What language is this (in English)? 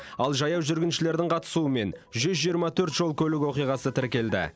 Kazakh